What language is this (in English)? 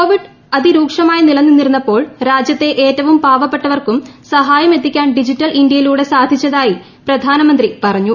Malayalam